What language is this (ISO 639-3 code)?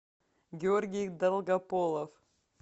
rus